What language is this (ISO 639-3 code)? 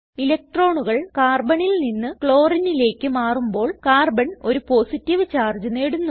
mal